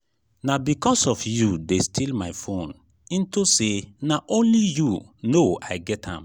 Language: Nigerian Pidgin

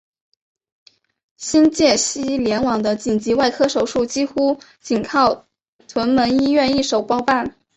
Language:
Chinese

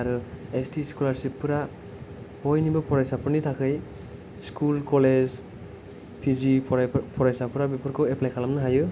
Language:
Bodo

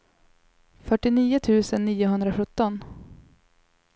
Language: Swedish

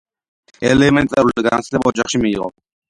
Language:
Georgian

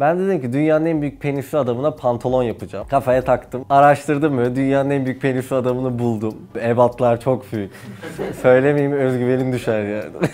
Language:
Turkish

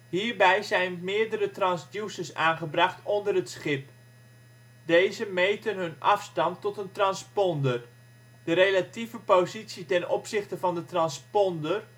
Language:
Dutch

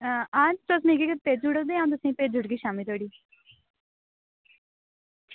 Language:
Dogri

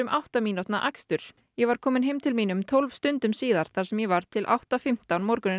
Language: Icelandic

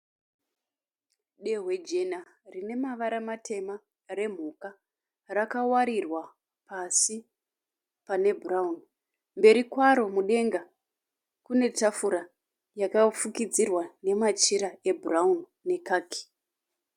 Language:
Shona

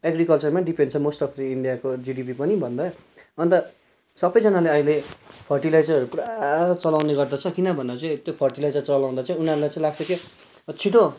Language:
Nepali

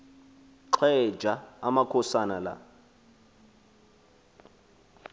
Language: Xhosa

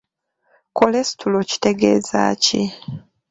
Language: Ganda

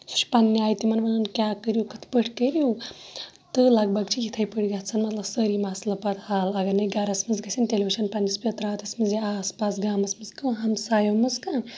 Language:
Kashmiri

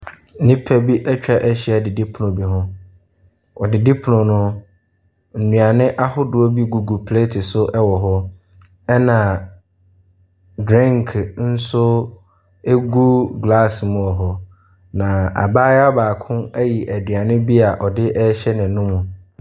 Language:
Akan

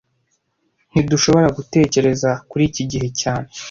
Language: Kinyarwanda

